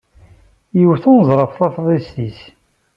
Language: Kabyle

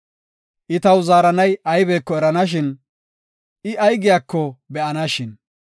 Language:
Gofa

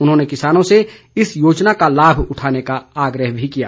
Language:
Hindi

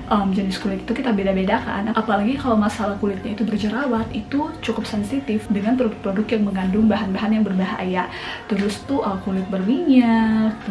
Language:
Indonesian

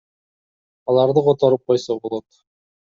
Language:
Kyrgyz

